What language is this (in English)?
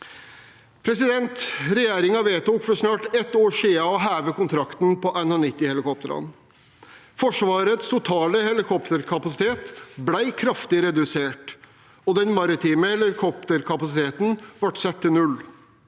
Norwegian